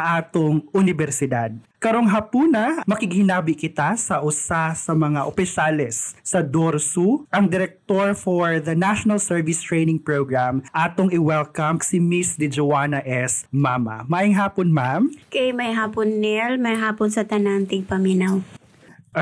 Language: Filipino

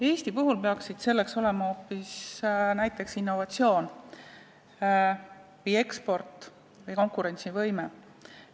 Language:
Estonian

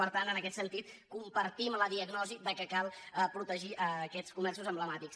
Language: Catalan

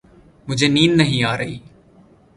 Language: Urdu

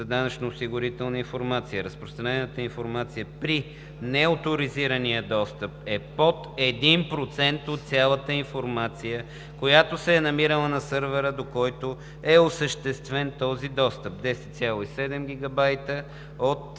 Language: Bulgarian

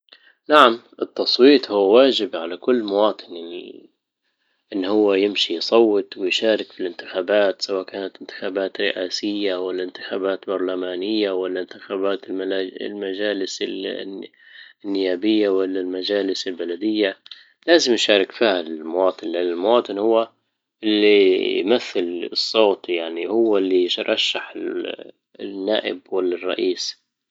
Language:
Libyan Arabic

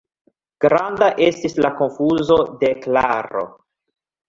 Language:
Esperanto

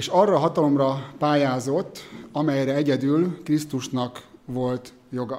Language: Hungarian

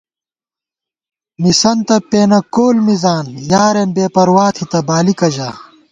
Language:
Gawar-Bati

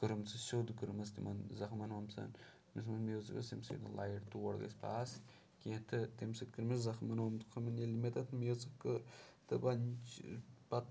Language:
Kashmiri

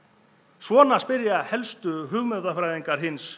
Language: Icelandic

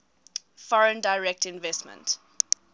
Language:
English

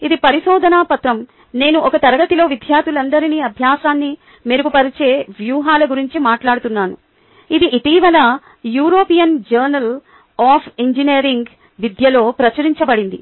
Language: Telugu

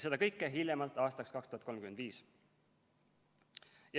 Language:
Estonian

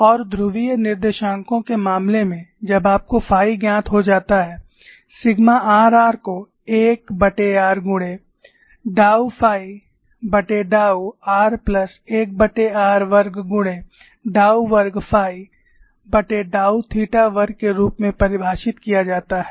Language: Hindi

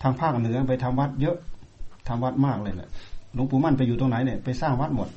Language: Thai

